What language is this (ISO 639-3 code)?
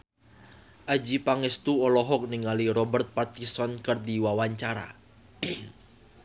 sun